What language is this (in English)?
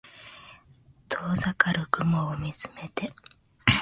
Japanese